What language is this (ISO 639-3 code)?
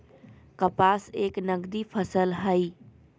mag